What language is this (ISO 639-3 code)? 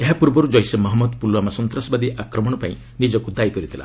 ori